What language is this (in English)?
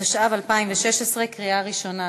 Hebrew